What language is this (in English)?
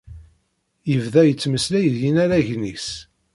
Kabyle